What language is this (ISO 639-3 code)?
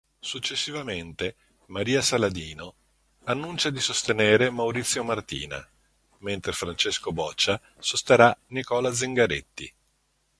ita